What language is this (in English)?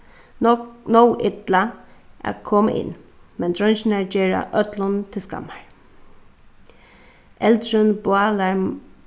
Faroese